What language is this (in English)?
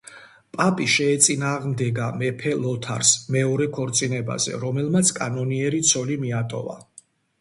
Georgian